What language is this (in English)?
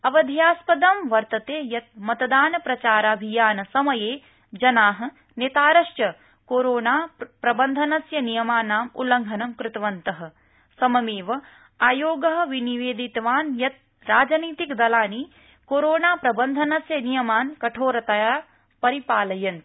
Sanskrit